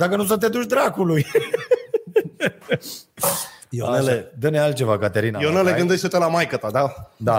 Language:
Romanian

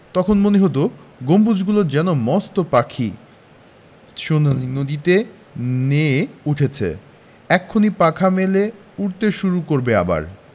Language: Bangla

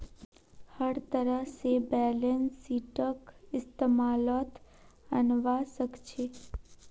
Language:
Magahi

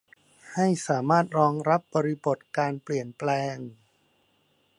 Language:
Thai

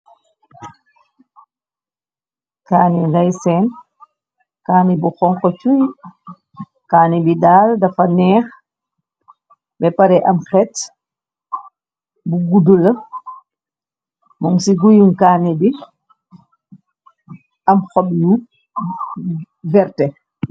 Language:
Wolof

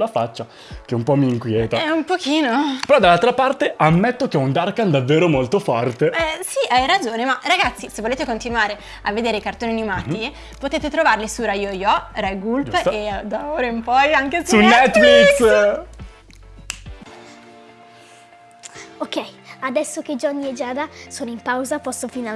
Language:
Italian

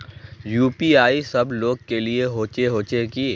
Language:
Magahi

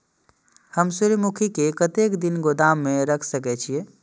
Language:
Maithili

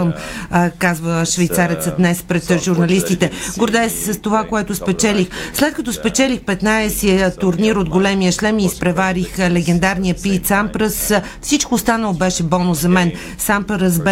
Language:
Bulgarian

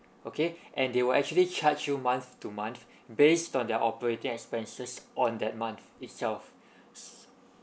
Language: English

